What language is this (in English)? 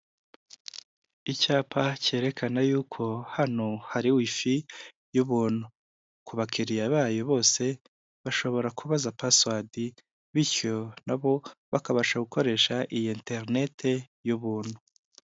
Kinyarwanda